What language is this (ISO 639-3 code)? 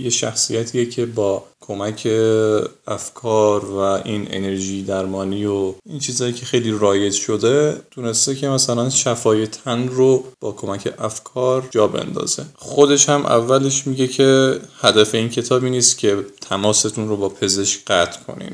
fas